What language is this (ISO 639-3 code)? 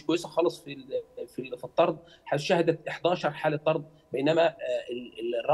ara